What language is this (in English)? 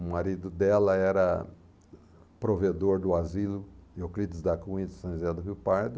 Portuguese